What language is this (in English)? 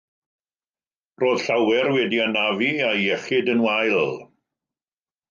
Welsh